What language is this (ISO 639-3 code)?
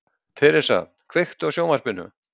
isl